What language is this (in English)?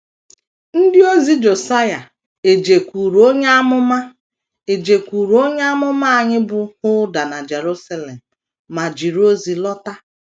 Igbo